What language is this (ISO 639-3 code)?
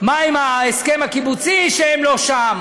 heb